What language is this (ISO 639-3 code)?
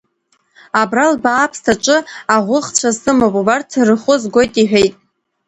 abk